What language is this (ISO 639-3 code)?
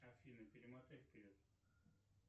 rus